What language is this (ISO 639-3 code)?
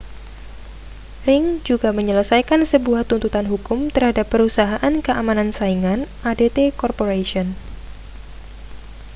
ind